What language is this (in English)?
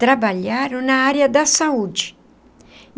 Portuguese